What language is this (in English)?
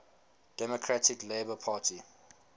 English